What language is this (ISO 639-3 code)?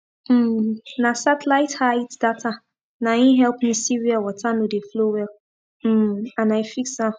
pcm